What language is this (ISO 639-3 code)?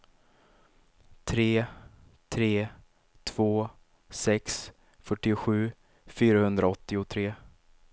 swe